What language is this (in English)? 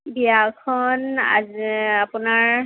Assamese